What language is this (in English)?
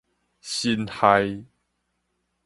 Min Nan Chinese